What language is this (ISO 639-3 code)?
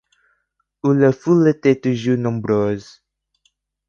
fra